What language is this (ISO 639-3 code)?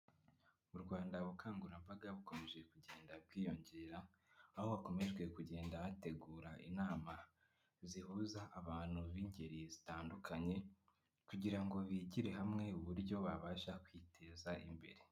kin